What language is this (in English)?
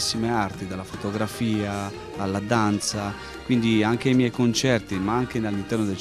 Italian